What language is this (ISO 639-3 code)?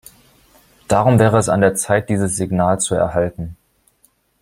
deu